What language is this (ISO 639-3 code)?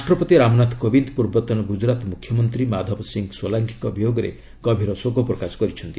ori